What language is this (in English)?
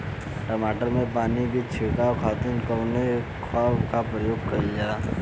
Bhojpuri